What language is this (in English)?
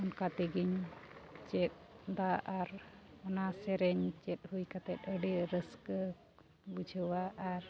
Santali